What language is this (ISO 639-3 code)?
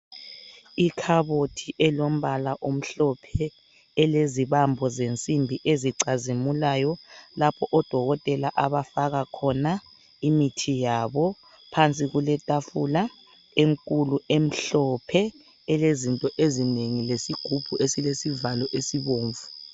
nde